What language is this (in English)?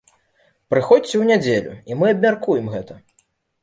Belarusian